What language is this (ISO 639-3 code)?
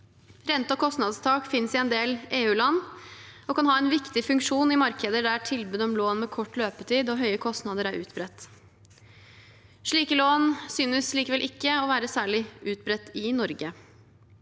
nor